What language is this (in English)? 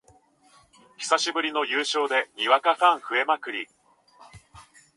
Japanese